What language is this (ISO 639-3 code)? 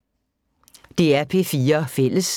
dan